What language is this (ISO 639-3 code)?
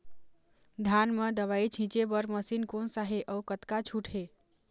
hne